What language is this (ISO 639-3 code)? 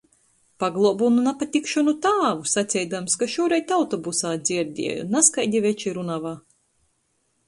ltg